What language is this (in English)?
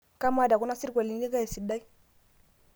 Masai